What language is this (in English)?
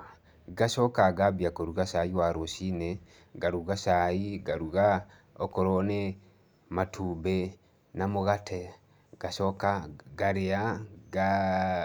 Kikuyu